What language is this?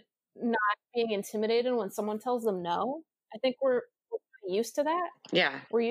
English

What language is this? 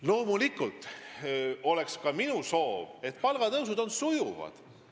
Estonian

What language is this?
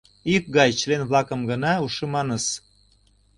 Mari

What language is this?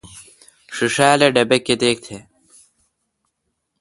Kalkoti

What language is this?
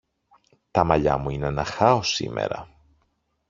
Greek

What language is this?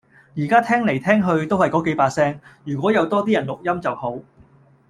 Cantonese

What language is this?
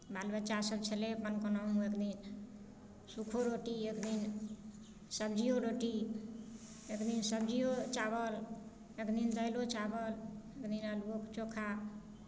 Maithili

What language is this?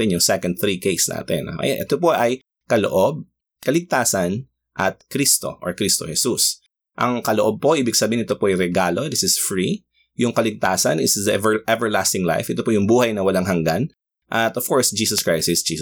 Filipino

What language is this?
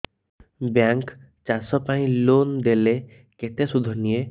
Odia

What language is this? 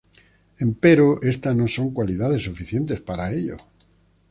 Spanish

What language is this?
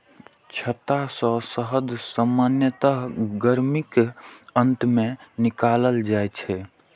Maithili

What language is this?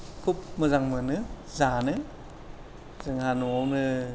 Bodo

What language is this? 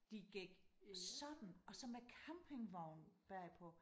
Danish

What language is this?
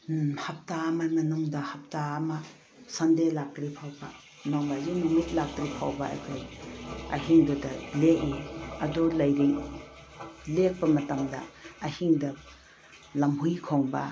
Manipuri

